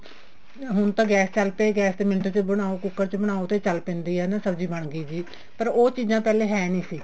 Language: Punjabi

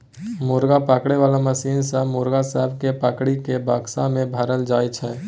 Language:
Maithili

